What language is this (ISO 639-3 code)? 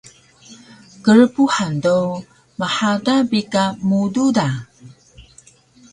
trv